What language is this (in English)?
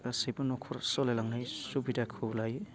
Bodo